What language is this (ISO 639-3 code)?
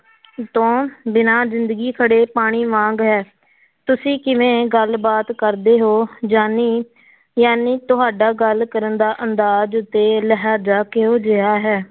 pan